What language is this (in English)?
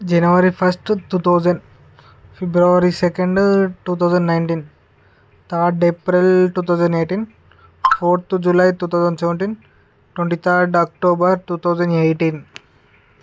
Telugu